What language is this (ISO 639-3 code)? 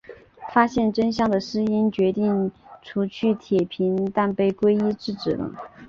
zho